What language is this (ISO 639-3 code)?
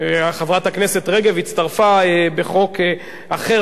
heb